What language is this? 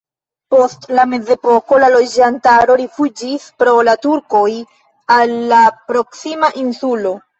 Esperanto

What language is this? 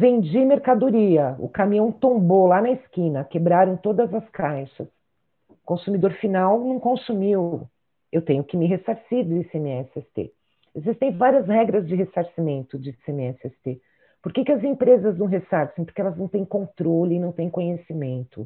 Portuguese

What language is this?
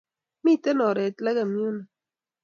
Kalenjin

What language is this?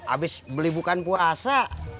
Indonesian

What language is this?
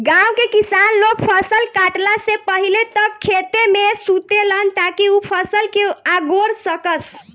Bhojpuri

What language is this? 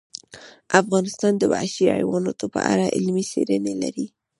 Pashto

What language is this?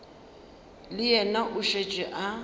Northern Sotho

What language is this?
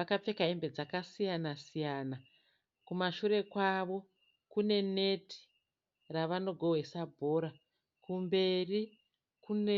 Shona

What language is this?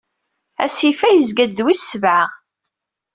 Kabyle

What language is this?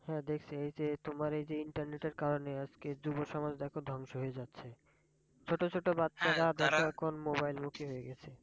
Bangla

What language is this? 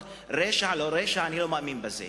Hebrew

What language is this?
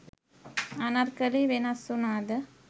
Sinhala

